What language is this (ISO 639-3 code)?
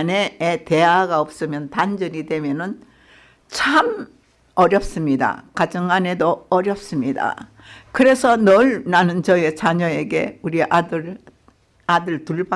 kor